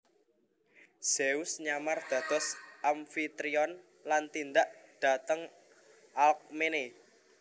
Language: Javanese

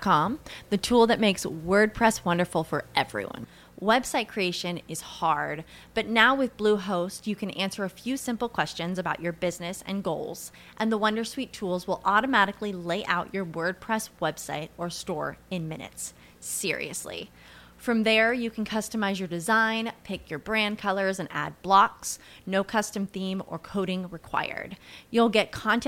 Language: Malay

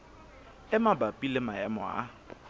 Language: Southern Sotho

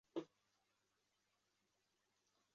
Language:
Chinese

